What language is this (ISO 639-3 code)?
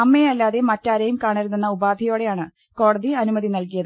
mal